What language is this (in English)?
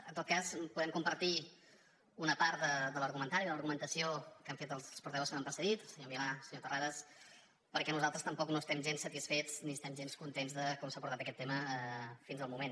Catalan